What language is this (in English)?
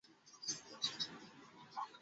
Bangla